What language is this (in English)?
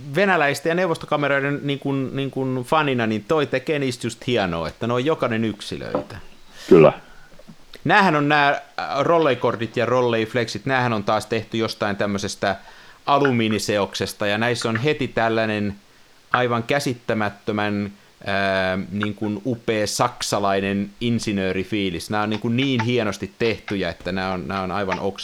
Finnish